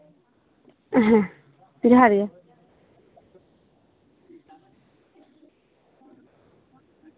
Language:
Santali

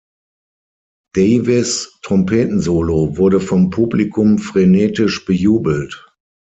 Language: German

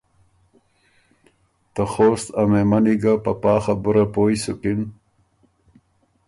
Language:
Ormuri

